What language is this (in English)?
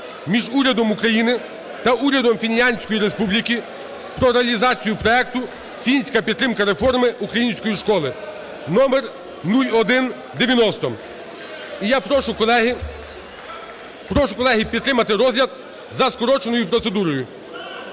Ukrainian